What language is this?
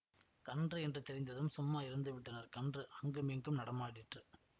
Tamil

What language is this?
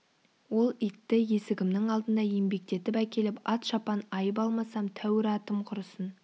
Kazakh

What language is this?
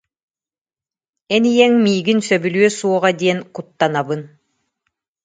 Yakut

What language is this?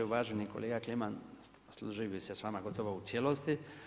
Croatian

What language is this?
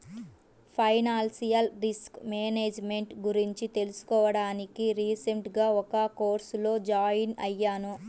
Telugu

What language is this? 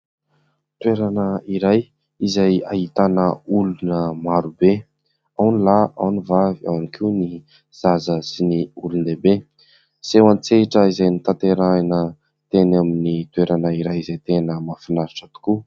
Malagasy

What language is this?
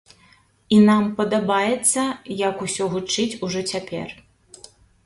Belarusian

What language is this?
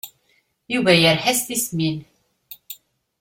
Kabyle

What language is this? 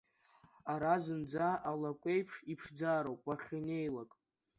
Abkhazian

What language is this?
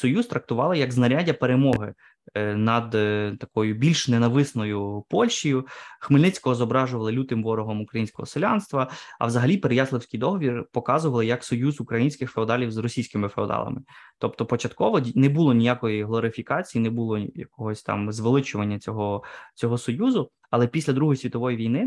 Ukrainian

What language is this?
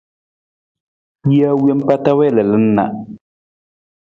Nawdm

